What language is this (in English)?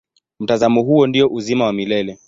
Swahili